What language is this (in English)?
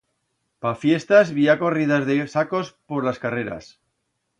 Aragonese